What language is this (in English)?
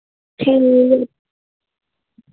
Dogri